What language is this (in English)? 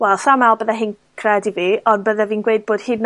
Welsh